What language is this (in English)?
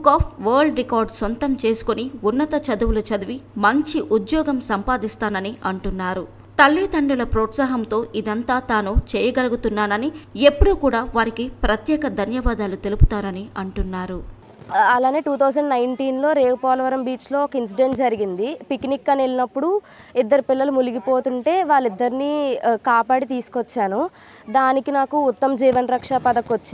Telugu